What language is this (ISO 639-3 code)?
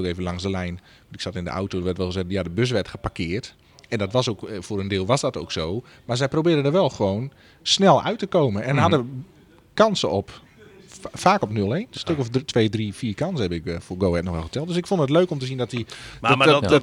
nld